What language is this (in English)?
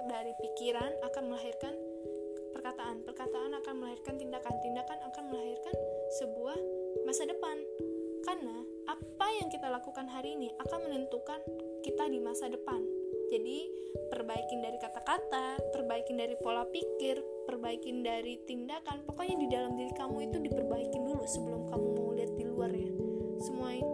Indonesian